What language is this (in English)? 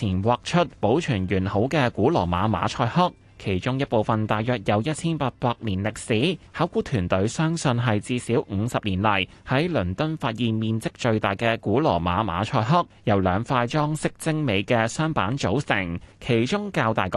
Chinese